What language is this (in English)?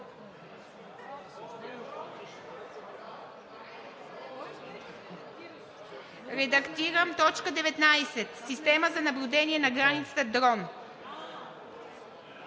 Bulgarian